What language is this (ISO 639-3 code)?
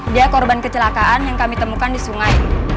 ind